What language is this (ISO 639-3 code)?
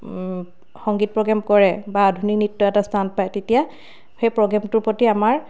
asm